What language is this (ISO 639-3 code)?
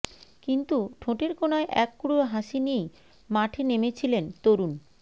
ben